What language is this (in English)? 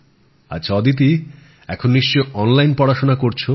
Bangla